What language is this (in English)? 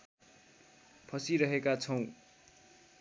Nepali